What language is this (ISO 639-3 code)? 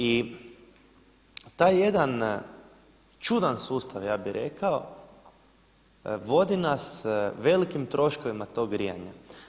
hrv